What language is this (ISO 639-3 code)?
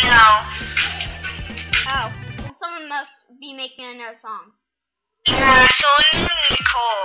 eng